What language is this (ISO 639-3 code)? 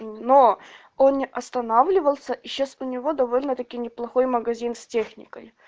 rus